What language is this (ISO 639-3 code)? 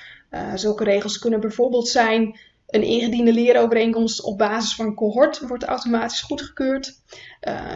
nld